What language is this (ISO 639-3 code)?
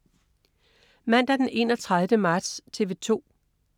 dan